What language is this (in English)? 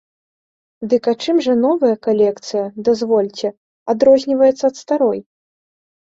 Belarusian